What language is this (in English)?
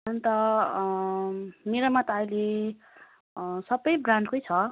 Nepali